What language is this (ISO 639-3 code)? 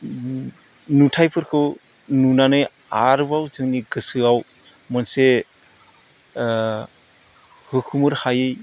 brx